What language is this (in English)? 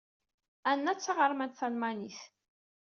Kabyle